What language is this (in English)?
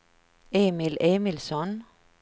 Swedish